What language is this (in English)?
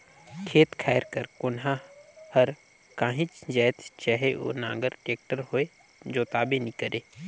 Chhattisgarhi